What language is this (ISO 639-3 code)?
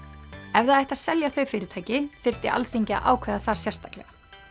isl